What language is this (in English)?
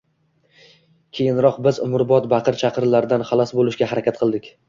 Uzbek